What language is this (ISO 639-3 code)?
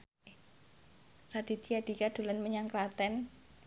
jav